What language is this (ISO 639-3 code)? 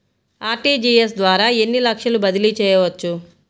tel